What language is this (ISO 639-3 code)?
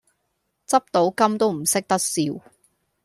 yue